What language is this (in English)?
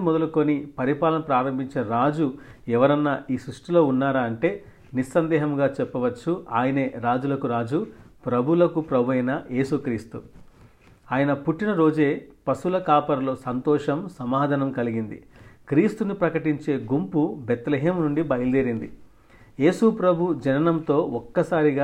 Telugu